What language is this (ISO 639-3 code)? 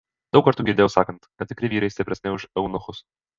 lit